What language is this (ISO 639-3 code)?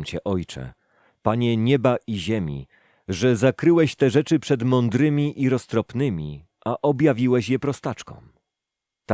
pol